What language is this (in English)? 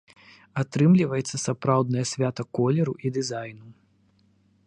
Belarusian